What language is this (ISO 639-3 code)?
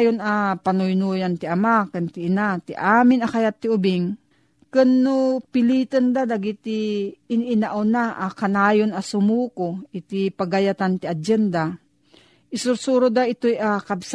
fil